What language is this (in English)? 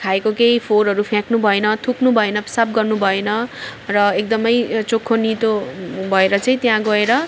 Nepali